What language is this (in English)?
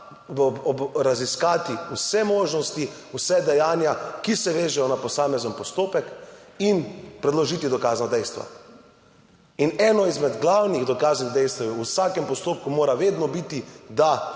Slovenian